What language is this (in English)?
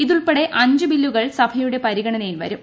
Malayalam